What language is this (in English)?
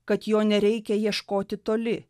Lithuanian